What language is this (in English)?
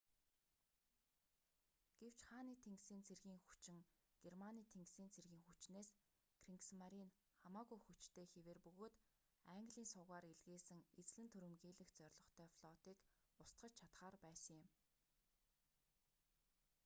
Mongolian